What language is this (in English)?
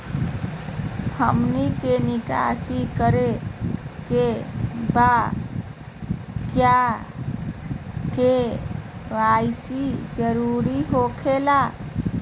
Magahi